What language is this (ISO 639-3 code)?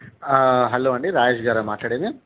tel